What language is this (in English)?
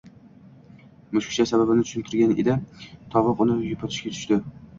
Uzbek